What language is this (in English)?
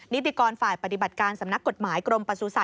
Thai